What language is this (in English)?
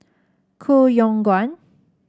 English